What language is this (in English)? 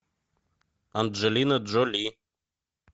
Russian